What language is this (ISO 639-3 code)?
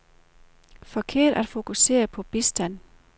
dan